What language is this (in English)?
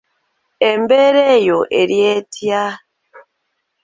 Ganda